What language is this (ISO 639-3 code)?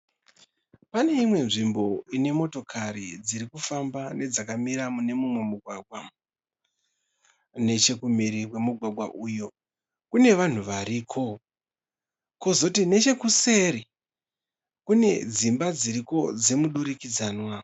sna